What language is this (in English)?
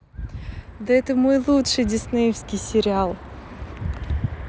Russian